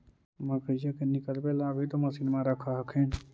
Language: Magahi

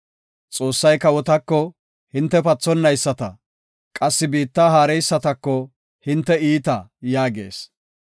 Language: Gofa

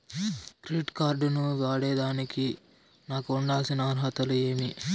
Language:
Telugu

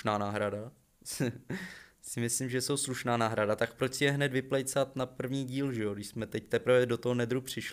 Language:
Czech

